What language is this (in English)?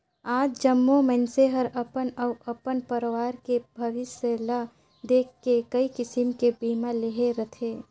Chhattisgarhi